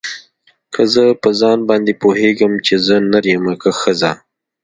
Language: Pashto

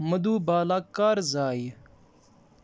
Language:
Kashmiri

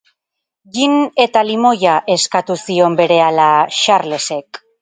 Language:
Basque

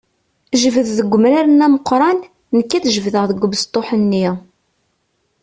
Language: Kabyle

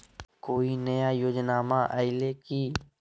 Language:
Magahi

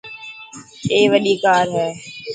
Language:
Dhatki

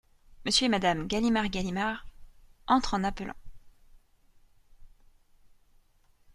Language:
French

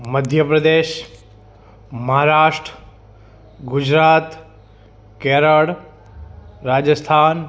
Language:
Gujarati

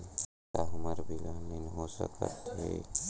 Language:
Chhattisgarhi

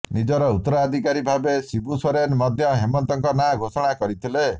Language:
Odia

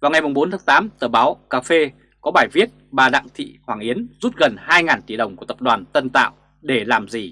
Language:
Vietnamese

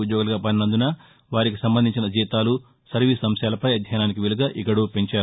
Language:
Telugu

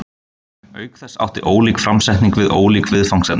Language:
Icelandic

